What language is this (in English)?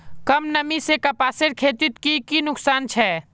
Magahi